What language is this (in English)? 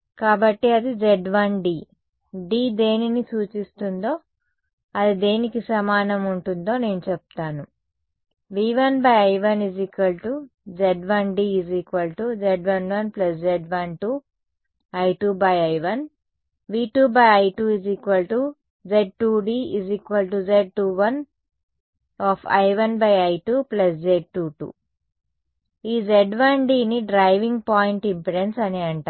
Telugu